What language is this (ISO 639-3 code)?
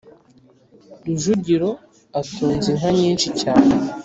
kin